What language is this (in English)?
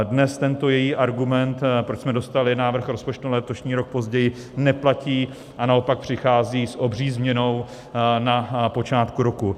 Czech